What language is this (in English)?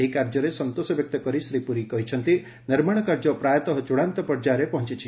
Odia